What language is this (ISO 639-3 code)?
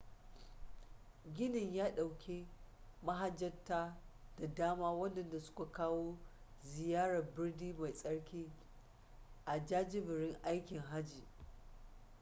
hau